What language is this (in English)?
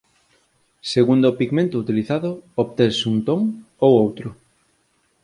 Galician